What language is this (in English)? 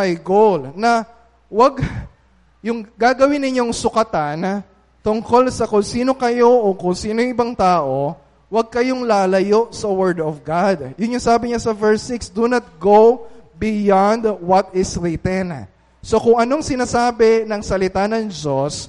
Filipino